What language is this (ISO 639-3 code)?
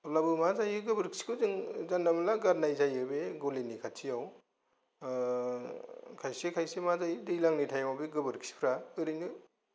brx